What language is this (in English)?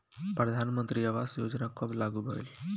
Bhojpuri